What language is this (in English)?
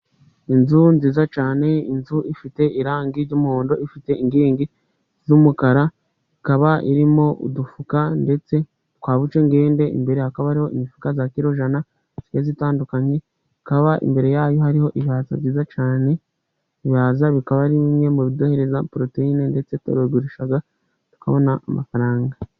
Kinyarwanda